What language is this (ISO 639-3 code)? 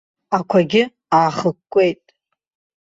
abk